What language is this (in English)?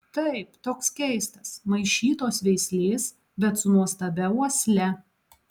Lithuanian